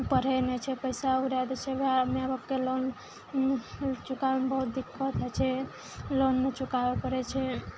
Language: Maithili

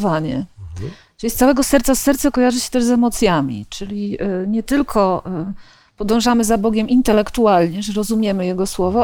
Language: Polish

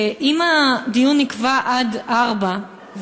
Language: Hebrew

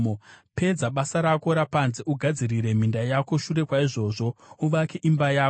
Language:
Shona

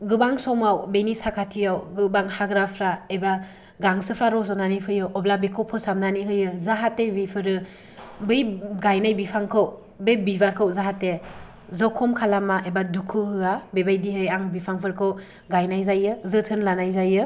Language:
Bodo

